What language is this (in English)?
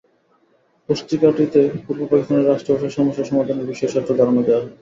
Bangla